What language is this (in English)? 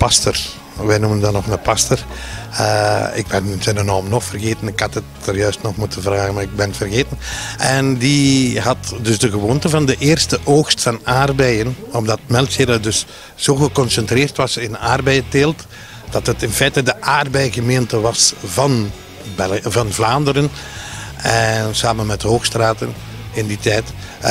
Dutch